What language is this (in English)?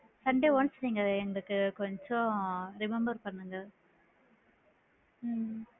Tamil